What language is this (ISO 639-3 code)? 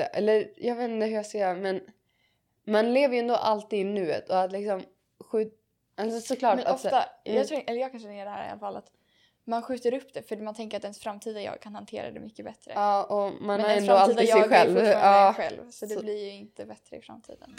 swe